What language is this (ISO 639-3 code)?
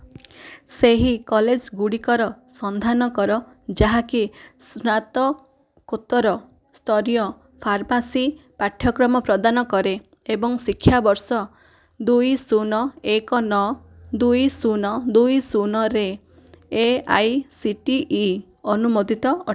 ori